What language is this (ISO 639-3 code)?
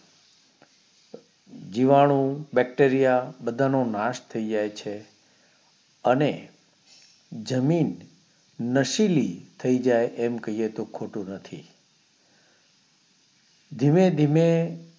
guj